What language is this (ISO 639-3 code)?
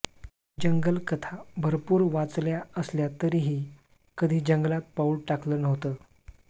mar